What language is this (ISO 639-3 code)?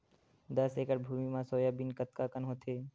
hne